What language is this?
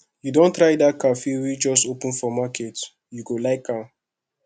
Nigerian Pidgin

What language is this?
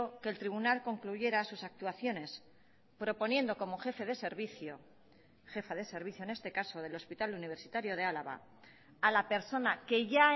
Spanish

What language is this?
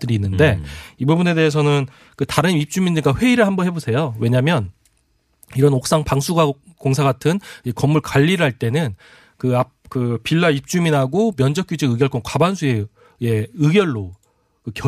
Korean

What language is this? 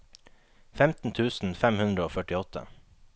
Norwegian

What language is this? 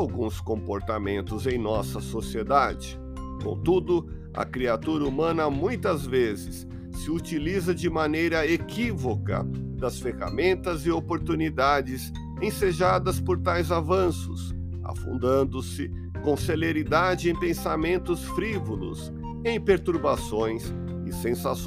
Portuguese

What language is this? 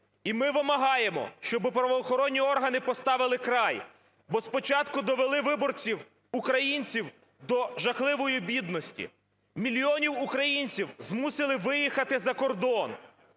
Ukrainian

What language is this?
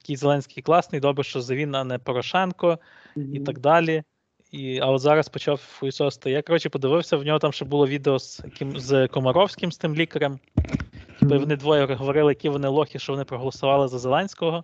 Ukrainian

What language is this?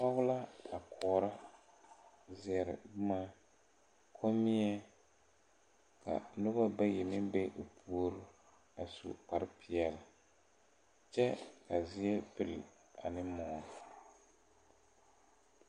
Southern Dagaare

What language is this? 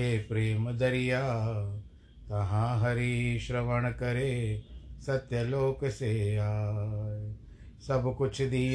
Hindi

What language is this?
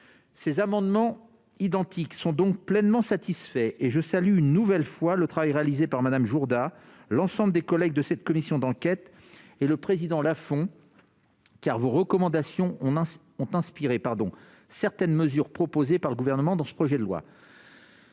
French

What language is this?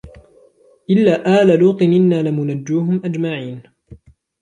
Arabic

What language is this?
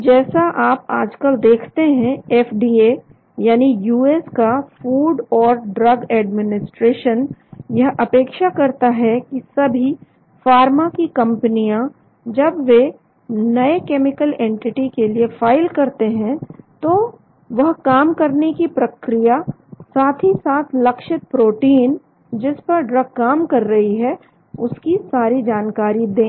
Hindi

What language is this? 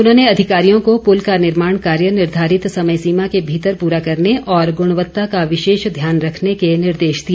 Hindi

